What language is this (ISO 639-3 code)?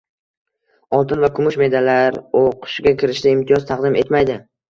uzb